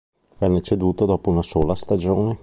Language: Italian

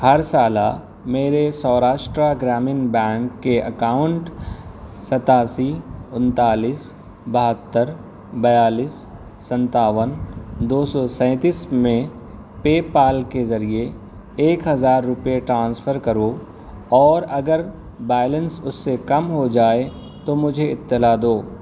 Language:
Urdu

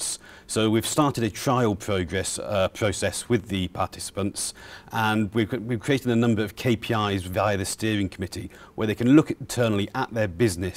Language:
English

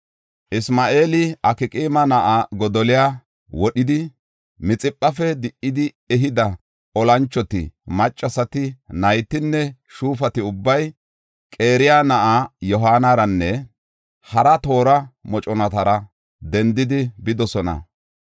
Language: Gofa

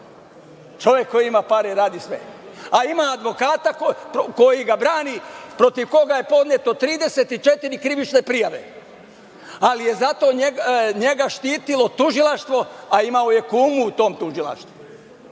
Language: Serbian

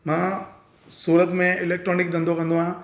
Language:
Sindhi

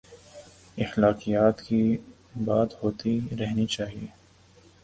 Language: Urdu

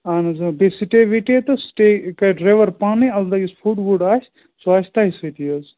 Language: Kashmiri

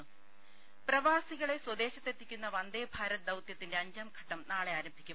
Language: Malayalam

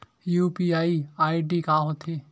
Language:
Chhattisgarhi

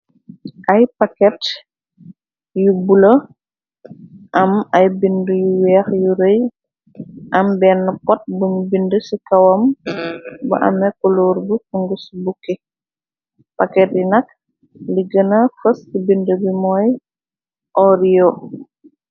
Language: Wolof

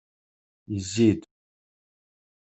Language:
Kabyle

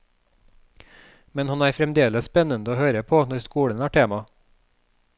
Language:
Norwegian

